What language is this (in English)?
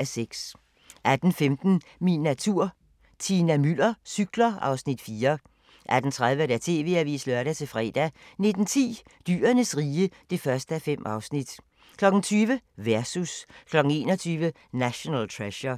Danish